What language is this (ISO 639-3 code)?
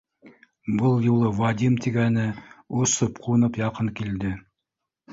bak